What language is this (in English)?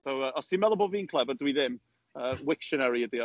Welsh